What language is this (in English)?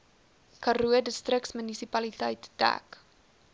Afrikaans